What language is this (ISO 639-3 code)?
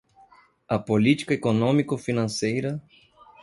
por